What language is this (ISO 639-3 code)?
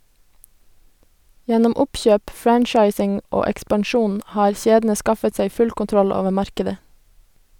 nor